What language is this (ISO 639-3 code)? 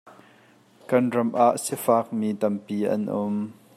cnh